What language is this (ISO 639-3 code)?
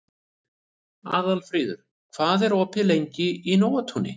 isl